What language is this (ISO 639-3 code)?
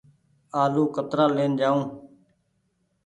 gig